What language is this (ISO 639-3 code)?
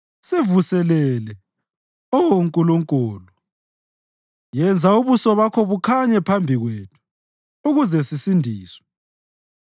nde